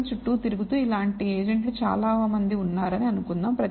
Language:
Telugu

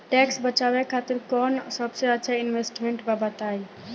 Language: Bhojpuri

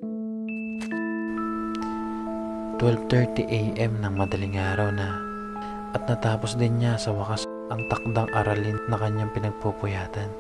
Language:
Filipino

